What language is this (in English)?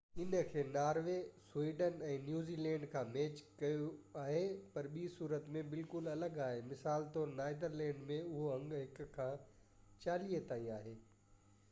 Sindhi